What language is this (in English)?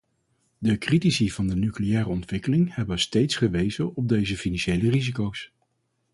Dutch